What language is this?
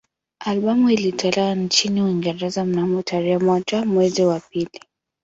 Swahili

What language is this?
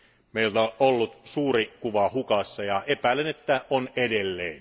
Finnish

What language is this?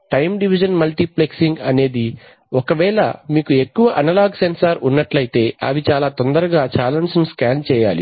Telugu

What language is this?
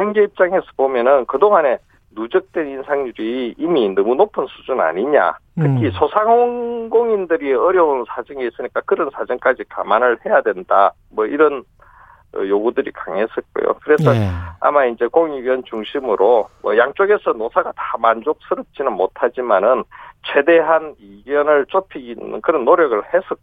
Korean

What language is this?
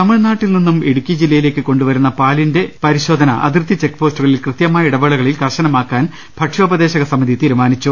Malayalam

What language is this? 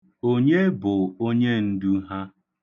Igbo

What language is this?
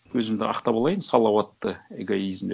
Kazakh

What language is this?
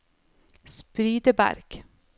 Norwegian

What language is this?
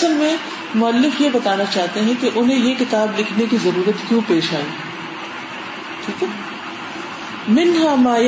Urdu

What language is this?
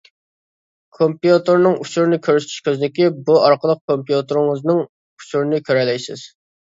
Uyghur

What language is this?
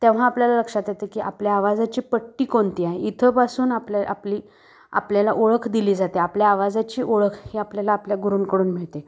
Marathi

